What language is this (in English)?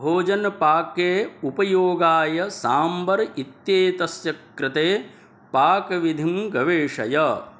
Sanskrit